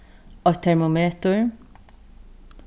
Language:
Faroese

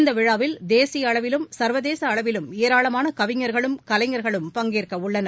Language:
Tamil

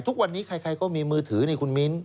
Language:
Thai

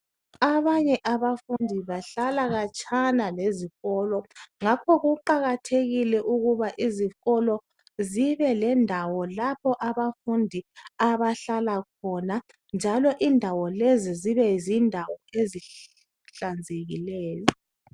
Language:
North Ndebele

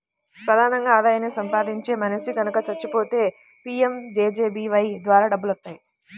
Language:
Telugu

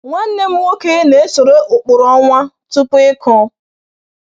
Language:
Igbo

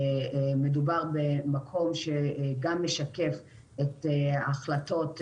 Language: Hebrew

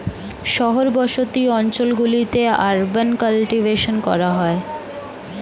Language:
Bangla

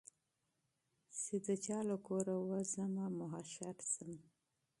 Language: Pashto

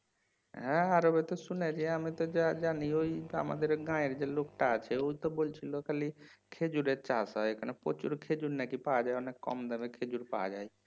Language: Bangla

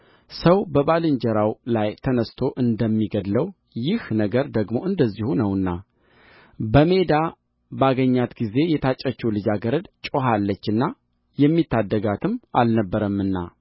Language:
Amharic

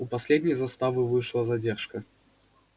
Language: Russian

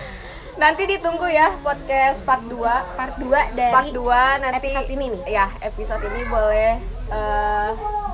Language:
Indonesian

